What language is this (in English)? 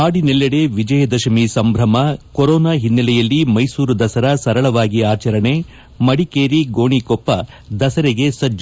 Kannada